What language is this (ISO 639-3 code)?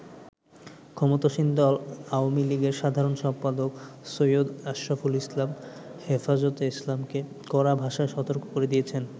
ben